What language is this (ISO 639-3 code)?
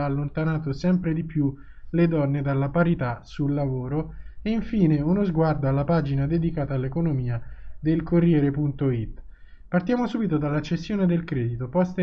ita